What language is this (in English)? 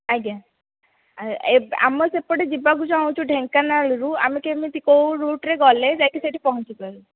Odia